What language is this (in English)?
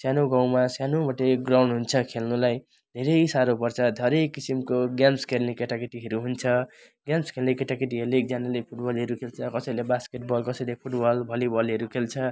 Nepali